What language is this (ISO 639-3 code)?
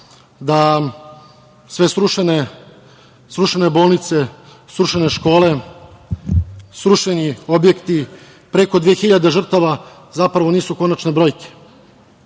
srp